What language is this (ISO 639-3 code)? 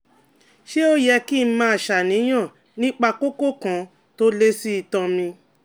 yor